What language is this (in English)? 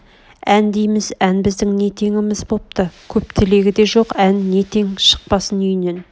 Kazakh